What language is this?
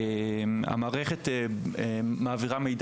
Hebrew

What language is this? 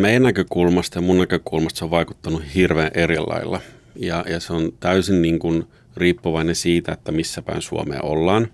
Finnish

